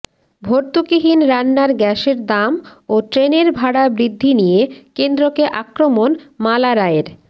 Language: Bangla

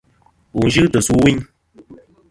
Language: Kom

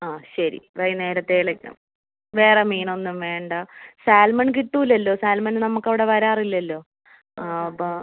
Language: Malayalam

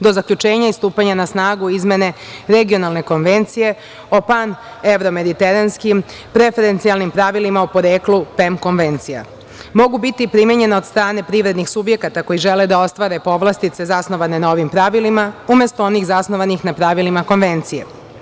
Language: Serbian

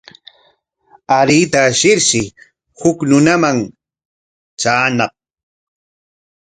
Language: Corongo Ancash Quechua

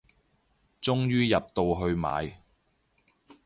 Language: Cantonese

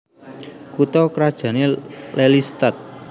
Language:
Javanese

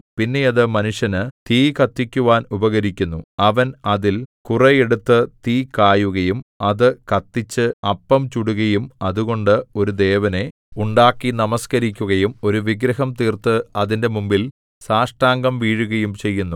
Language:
Malayalam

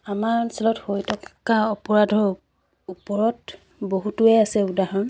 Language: Assamese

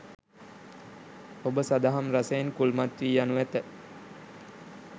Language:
Sinhala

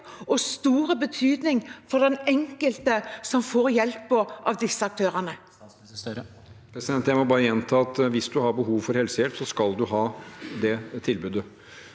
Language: Norwegian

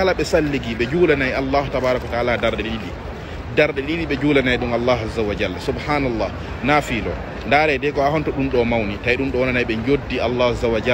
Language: Arabic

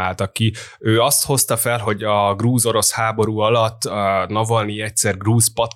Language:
Hungarian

